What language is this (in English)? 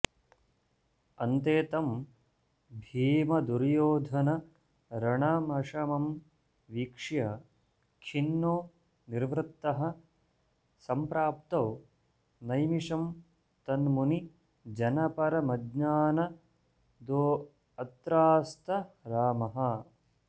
Sanskrit